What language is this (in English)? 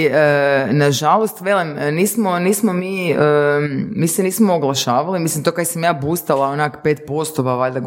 Croatian